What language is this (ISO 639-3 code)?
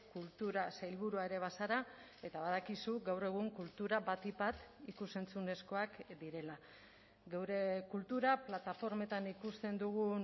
eus